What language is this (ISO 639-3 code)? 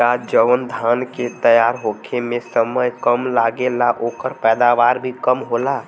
bho